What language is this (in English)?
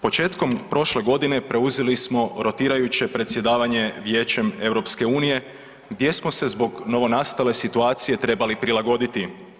Croatian